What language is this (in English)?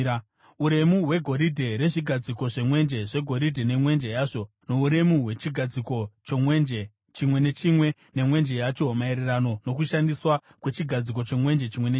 Shona